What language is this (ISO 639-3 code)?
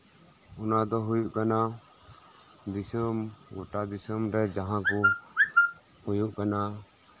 sat